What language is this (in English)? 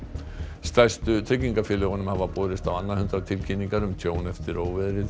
Icelandic